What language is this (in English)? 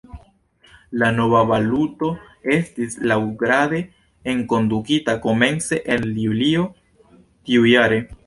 Esperanto